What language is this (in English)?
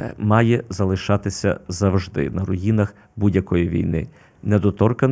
Ukrainian